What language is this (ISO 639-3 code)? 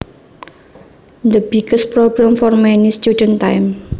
jav